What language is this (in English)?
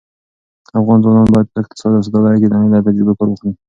Pashto